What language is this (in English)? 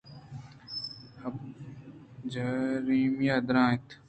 Eastern Balochi